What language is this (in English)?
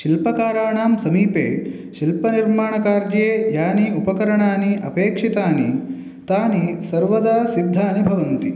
Sanskrit